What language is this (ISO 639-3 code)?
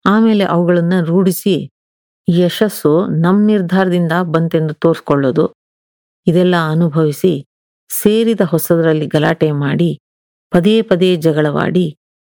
kan